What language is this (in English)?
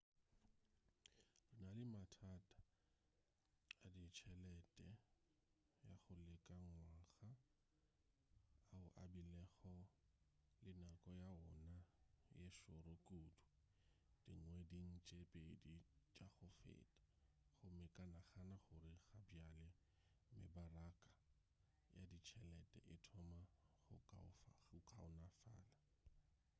Northern Sotho